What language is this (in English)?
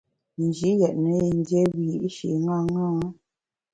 Bamun